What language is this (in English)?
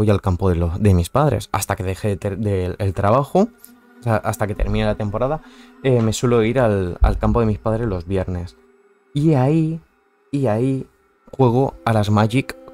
Spanish